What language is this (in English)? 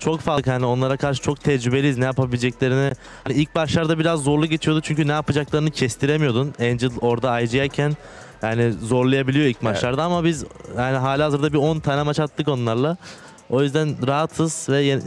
Turkish